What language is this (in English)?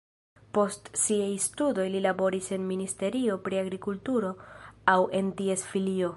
Esperanto